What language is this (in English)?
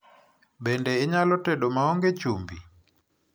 Luo (Kenya and Tanzania)